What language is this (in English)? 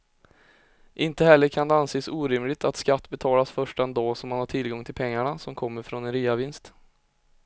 Swedish